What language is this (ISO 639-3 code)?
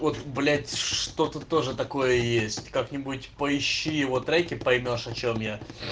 rus